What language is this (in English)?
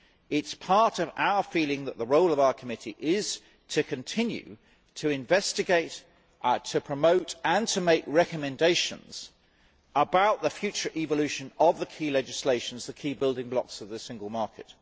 English